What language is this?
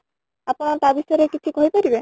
Odia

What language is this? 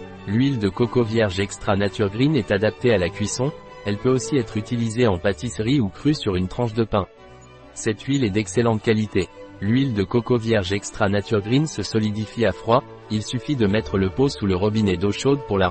French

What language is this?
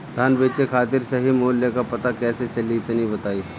Bhojpuri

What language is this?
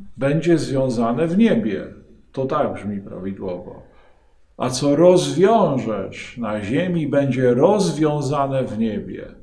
Polish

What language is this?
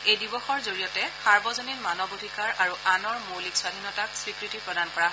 Assamese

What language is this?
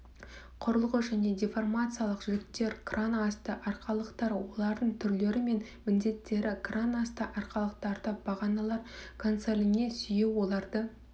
Kazakh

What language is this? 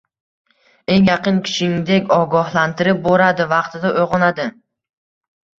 Uzbek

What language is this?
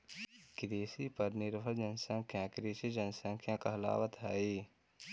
Magahi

